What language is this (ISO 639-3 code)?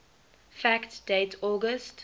eng